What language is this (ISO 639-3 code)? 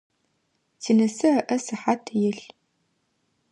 ady